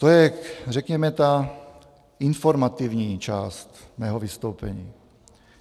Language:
Czech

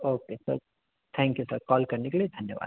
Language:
Hindi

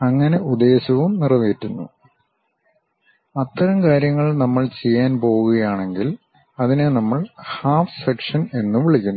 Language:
Malayalam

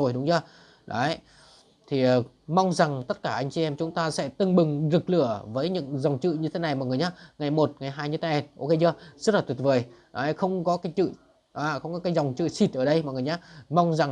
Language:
Vietnamese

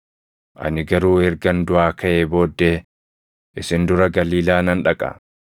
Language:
Oromo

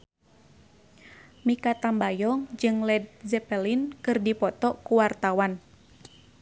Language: Sundanese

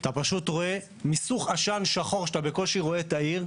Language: Hebrew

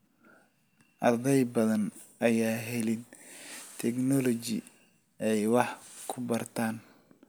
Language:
Somali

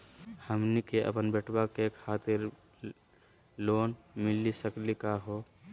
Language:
Magahi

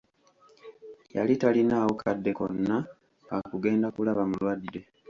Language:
Ganda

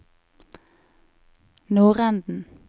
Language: Norwegian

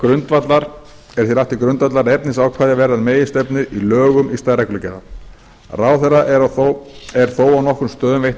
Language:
Icelandic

